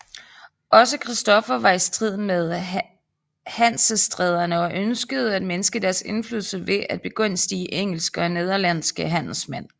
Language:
Danish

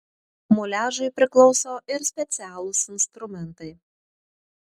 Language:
Lithuanian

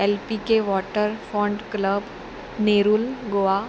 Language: Konkani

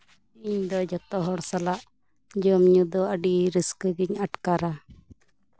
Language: Santali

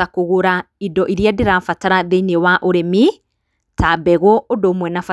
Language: Kikuyu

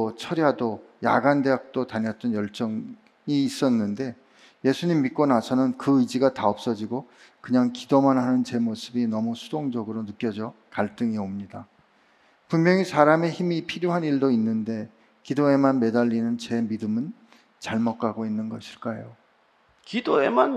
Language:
Korean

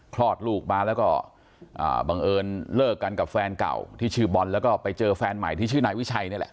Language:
Thai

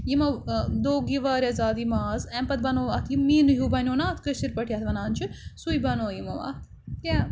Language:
Kashmiri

